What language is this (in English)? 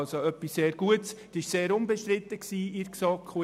Swiss German